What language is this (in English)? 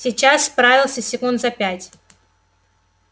Russian